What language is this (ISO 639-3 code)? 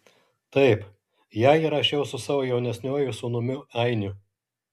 lit